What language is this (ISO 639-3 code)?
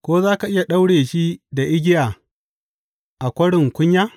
hau